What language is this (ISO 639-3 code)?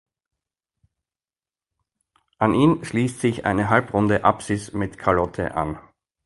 deu